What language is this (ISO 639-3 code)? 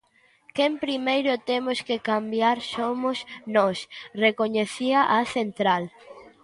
glg